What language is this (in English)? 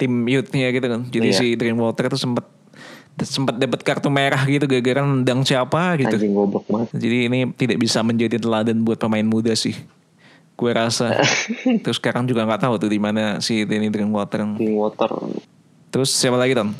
Indonesian